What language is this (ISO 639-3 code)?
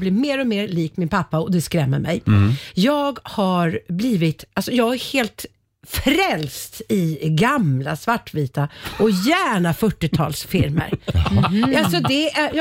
swe